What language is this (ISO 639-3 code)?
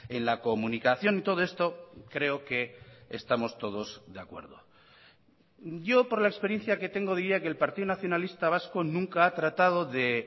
spa